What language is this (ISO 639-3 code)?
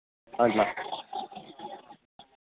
tel